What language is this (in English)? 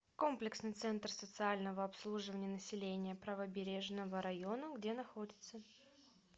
Russian